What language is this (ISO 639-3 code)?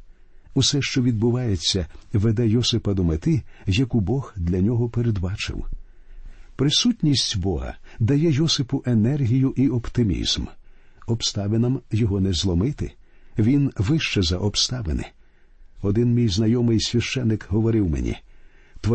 ukr